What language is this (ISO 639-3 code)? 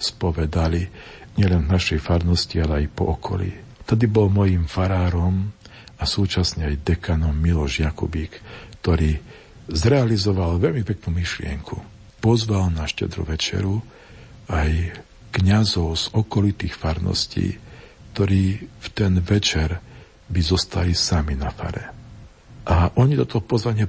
slk